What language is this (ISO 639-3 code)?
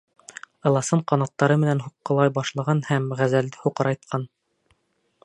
bak